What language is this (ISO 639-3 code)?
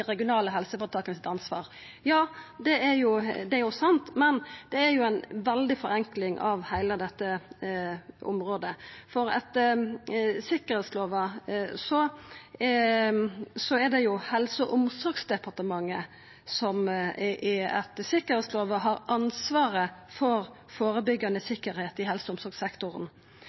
nno